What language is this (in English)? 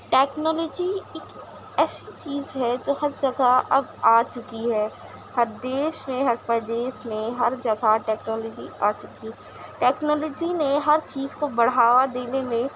Urdu